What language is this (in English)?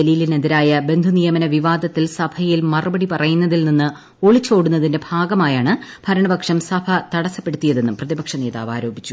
Malayalam